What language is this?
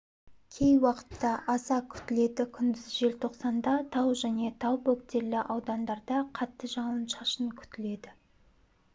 Kazakh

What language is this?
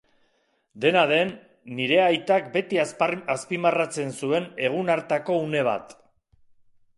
Basque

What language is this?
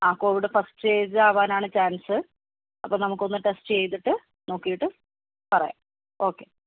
Malayalam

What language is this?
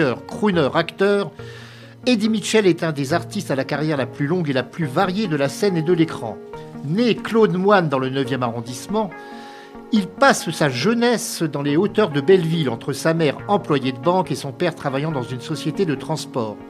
French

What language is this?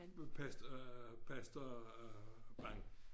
Danish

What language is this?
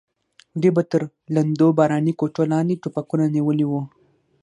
Pashto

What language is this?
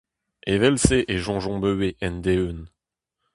Breton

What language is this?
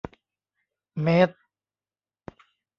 Thai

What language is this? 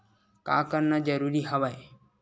Chhattisgarhi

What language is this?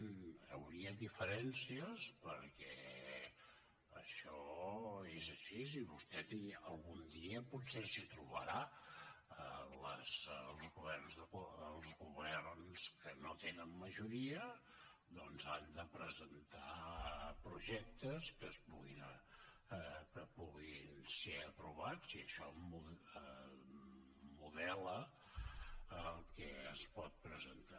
Catalan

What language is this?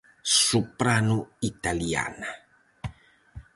Galician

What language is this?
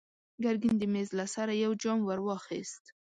Pashto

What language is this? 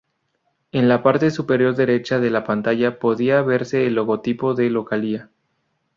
Spanish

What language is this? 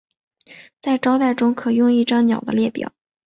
Chinese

